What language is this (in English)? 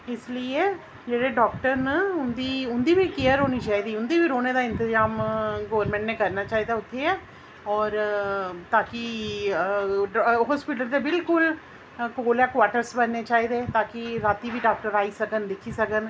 Dogri